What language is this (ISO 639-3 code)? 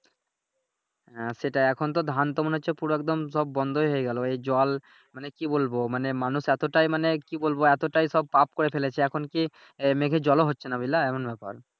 ben